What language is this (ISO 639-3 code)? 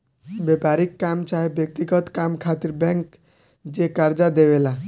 bho